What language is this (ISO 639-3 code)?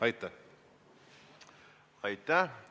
est